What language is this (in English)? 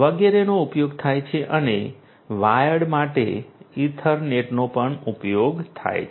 Gujarati